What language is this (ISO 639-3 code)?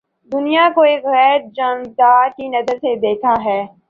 urd